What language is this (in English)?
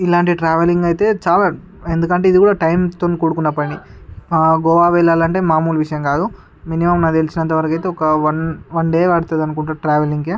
Telugu